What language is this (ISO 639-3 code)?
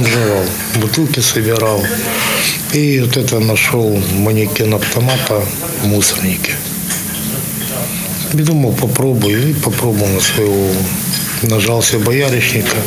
ukr